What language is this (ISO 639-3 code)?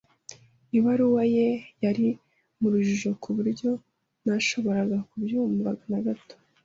kin